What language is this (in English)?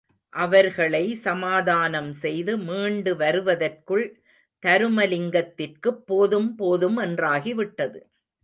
Tamil